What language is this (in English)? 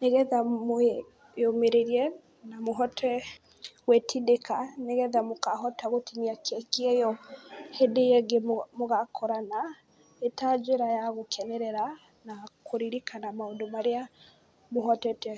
Kikuyu